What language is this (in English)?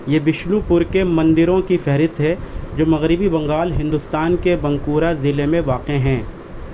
Urdu